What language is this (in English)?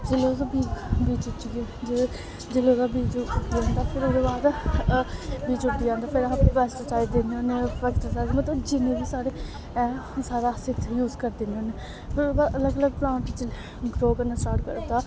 Dogri